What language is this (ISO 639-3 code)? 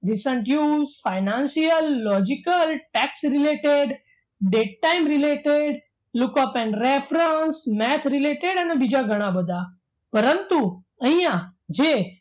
guj